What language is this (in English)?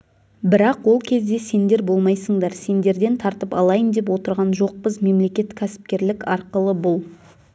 Kazakh